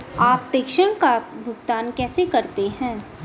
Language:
Hindi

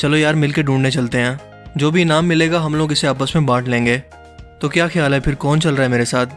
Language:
Urdu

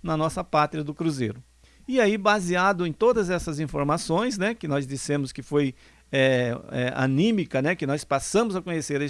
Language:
Portuguese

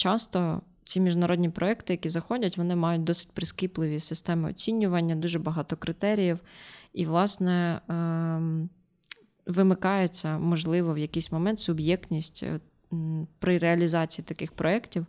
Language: Ukrainian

